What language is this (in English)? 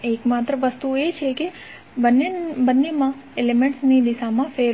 Gujarati